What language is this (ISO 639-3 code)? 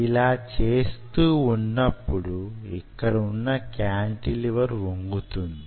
tel